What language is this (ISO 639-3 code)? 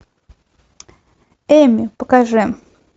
rus